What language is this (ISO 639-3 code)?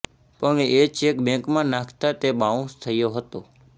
guj